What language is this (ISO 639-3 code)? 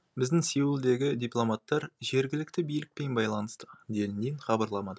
kaz